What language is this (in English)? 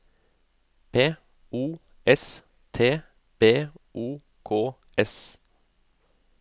Norwegian